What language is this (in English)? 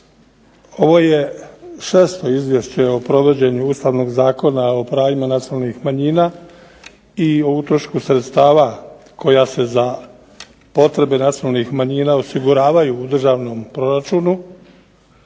Croatian